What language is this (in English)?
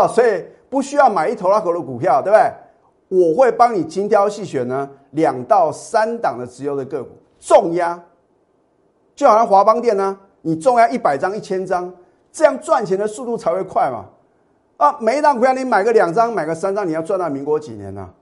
Chinese